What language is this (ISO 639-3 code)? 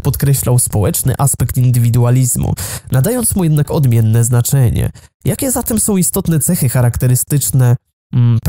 pol